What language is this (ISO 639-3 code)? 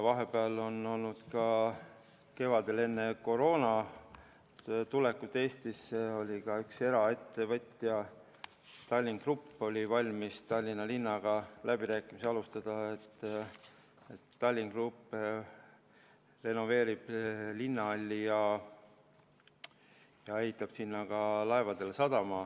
est